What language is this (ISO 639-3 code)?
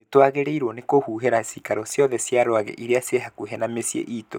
kik